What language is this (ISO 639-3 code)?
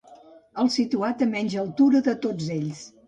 cat